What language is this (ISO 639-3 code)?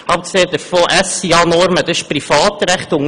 gsw